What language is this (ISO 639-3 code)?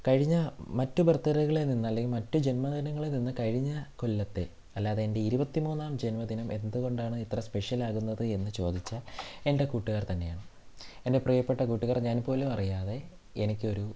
mal